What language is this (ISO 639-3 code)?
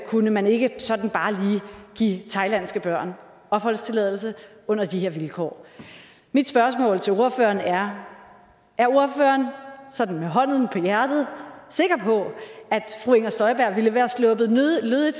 dan